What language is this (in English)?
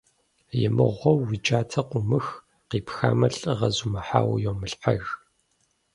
Kabardian